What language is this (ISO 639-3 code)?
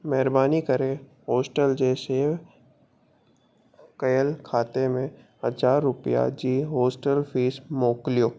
snd